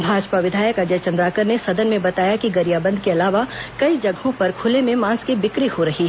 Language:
Hindi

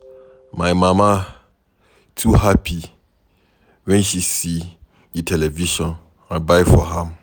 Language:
Nigerian Pidgin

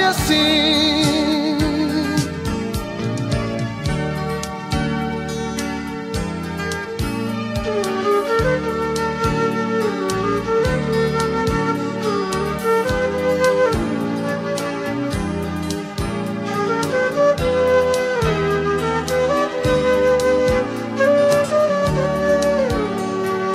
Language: Portuguese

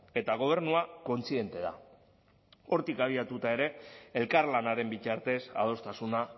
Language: Basque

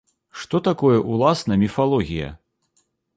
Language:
Belarusian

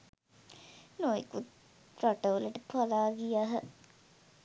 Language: Sinhala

